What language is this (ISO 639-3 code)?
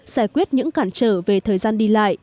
vie